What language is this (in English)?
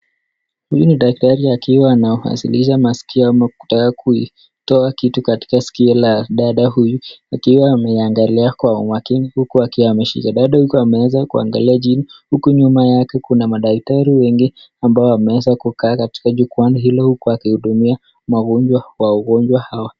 Swahili